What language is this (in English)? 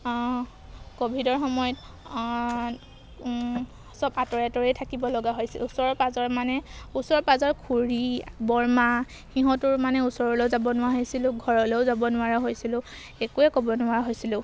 Assamese